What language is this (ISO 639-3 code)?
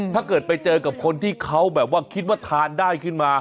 tha